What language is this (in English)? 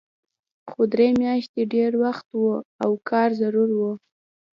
Pashto